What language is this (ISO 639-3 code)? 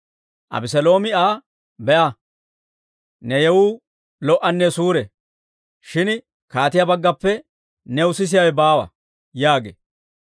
dwr